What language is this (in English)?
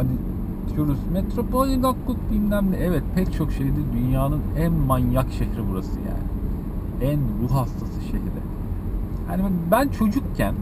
Turkish